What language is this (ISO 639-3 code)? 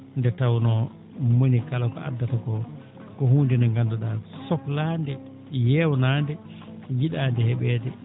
ful